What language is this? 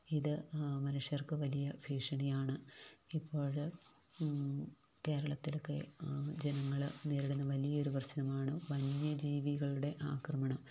Malayalam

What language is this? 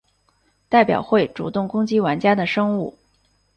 Chinese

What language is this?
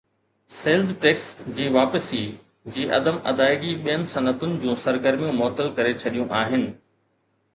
Sindhi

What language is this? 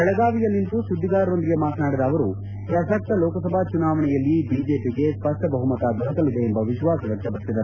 Kannada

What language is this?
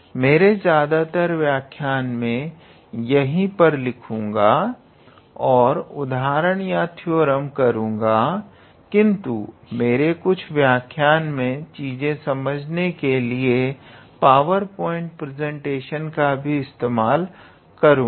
Hindi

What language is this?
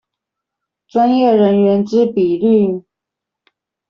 Chinese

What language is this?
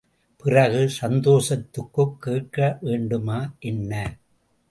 Tamil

